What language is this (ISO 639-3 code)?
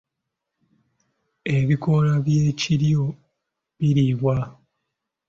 lug